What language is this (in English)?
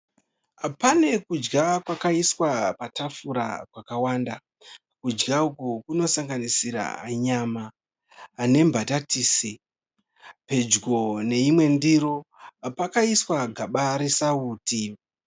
Shona